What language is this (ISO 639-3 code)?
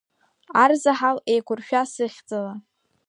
abk